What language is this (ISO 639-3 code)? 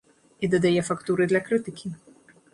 bel